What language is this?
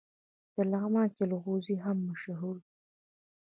Pashto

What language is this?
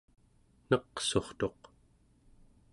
Central Yupik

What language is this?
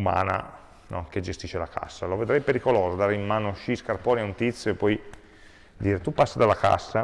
Italian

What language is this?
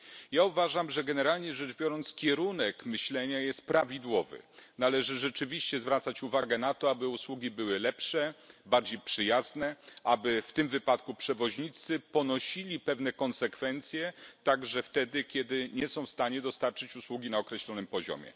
Polish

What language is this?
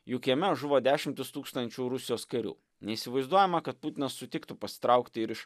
Lithuanian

